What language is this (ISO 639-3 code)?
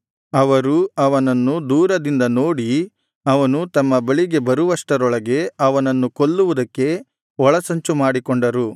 kan